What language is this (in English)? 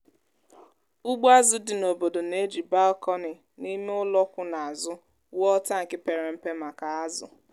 Igbo